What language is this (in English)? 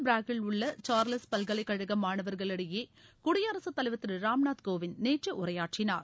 Tamil